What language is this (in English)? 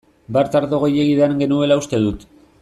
Basque